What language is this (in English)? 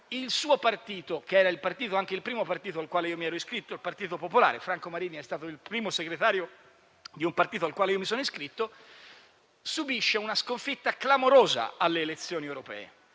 Italian